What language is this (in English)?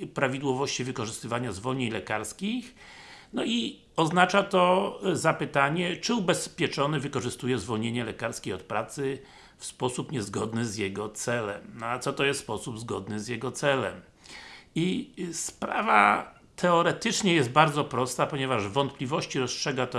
Polish